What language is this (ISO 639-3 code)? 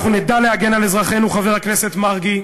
heb